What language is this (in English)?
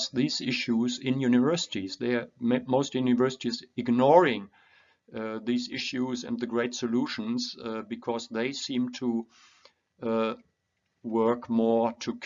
English